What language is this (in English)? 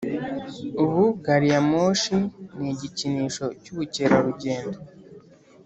Kinyarwanda